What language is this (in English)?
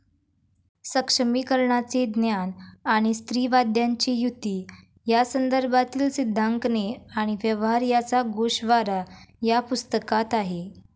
Marathi